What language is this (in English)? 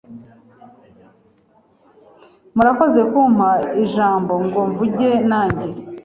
Kinyarwanda